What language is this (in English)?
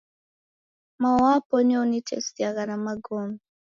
Taita